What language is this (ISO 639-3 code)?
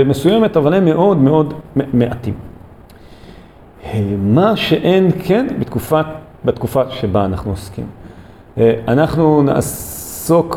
heb